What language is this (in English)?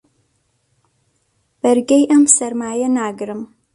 Central Kurdish